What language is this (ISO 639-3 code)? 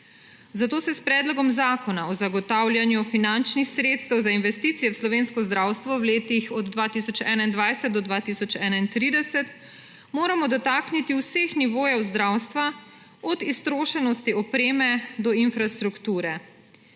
slv